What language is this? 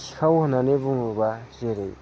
Bodo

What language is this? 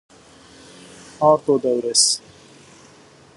Zaza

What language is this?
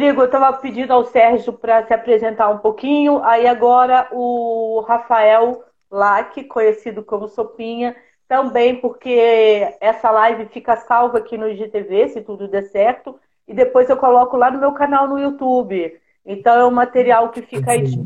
Portuguese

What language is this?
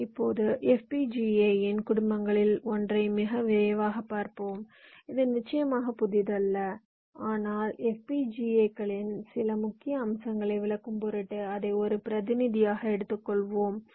Tamil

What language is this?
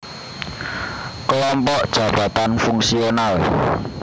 Javanese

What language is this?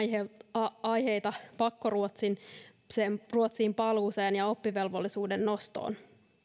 Finnish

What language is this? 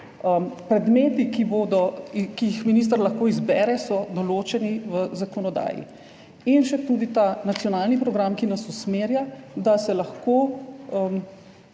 Slovenian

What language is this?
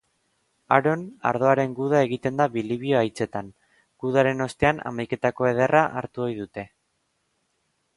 Basque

